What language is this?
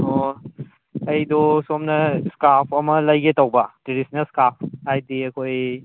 Manipuri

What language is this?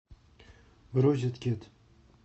Russian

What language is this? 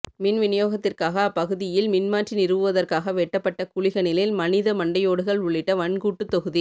Tamil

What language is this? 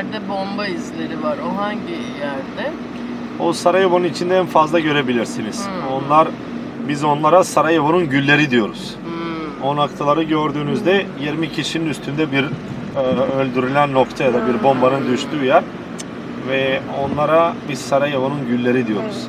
Turkish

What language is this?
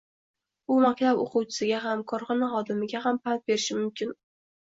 Uzbek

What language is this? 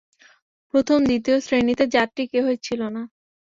Bangla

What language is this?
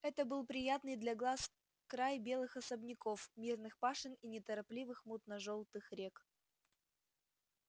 Russian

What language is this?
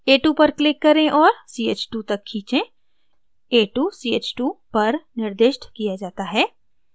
Hindi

